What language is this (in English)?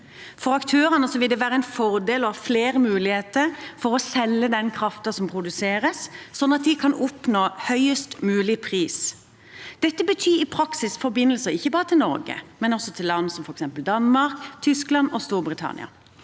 Norwegian